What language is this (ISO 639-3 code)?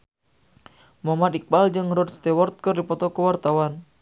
sun